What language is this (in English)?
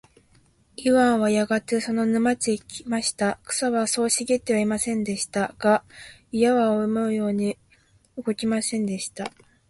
Japanese